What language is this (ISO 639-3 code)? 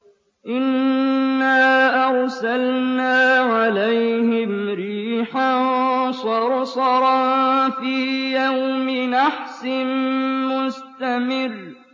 ara